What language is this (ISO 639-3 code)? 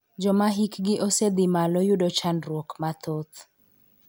luo